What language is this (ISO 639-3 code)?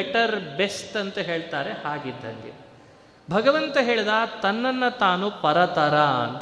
kan